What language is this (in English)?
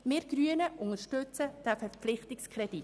Swiss German